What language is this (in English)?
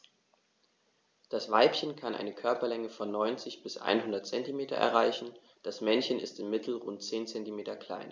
German